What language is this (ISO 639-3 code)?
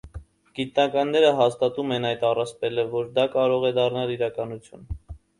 hye